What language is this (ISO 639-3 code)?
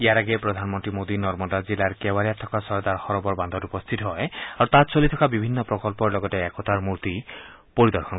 asm